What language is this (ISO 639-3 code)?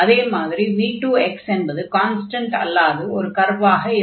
tam